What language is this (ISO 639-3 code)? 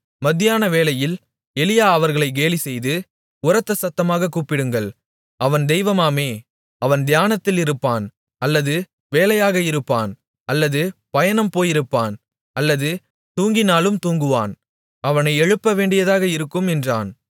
tam